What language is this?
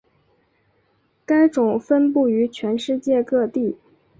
Chinese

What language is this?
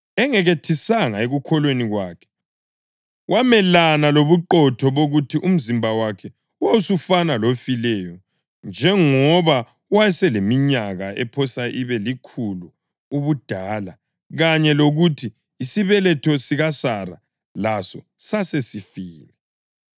North Ndebele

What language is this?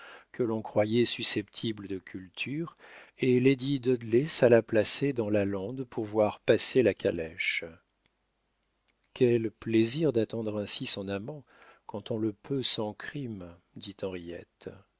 French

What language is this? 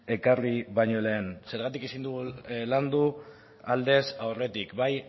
Basque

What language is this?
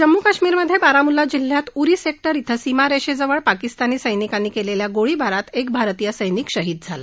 Marathi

